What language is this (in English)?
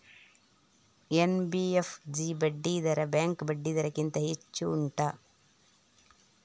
Kannada